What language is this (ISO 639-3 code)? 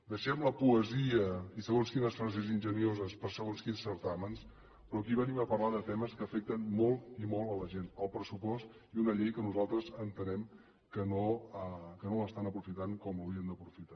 cat